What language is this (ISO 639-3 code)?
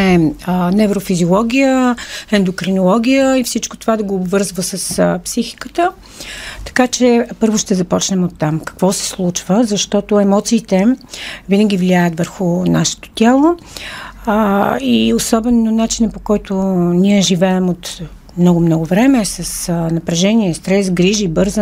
bul